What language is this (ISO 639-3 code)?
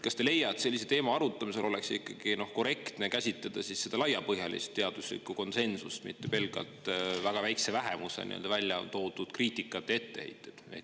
est